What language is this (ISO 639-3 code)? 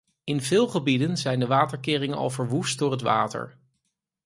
nld